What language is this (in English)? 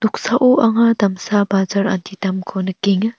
Garo